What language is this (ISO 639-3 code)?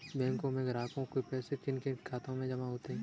hin